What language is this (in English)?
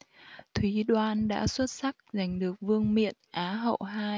Vietnamese